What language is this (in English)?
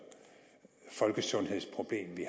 Danish